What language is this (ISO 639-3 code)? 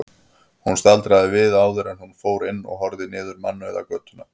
isl